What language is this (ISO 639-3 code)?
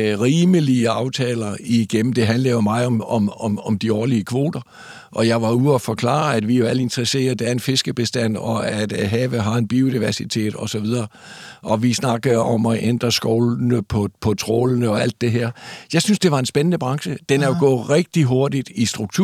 dan